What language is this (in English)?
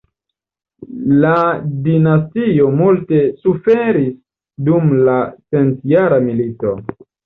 Esperanto